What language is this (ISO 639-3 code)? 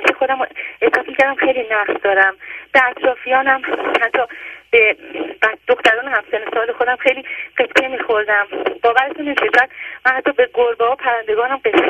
fas